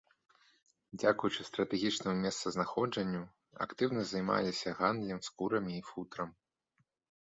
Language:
Belarusian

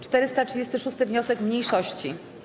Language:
Polish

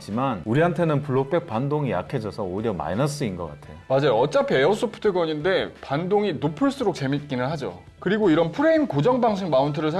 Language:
Korean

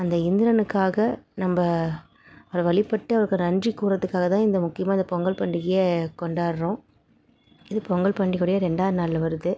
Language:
Tamil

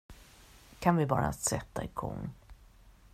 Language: Swedish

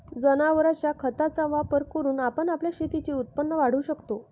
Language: Marathi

